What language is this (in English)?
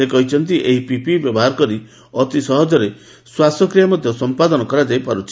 Odia